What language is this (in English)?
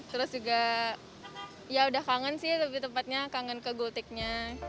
Indonesian